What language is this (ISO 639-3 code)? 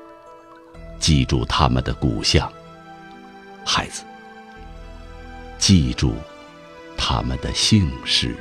zho